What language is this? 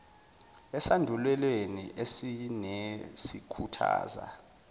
Zulu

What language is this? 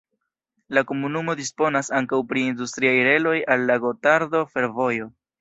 Esperanto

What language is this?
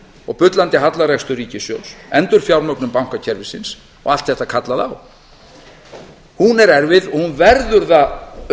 Icelandic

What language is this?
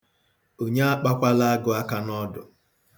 Igbo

